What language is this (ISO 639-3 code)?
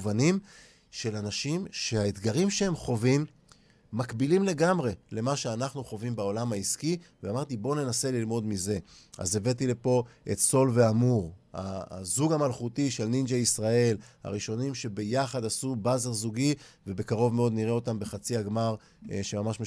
heb